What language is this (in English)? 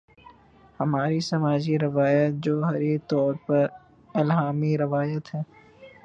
Urdu